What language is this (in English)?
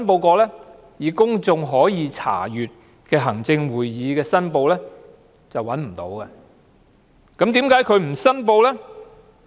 Cantonese